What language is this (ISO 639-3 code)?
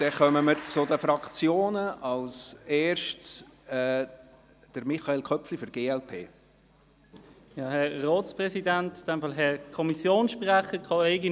gsw